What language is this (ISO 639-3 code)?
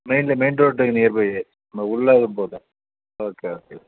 tam